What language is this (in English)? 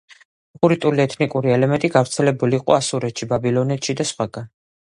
Georgian